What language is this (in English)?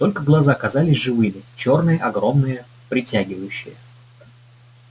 Russian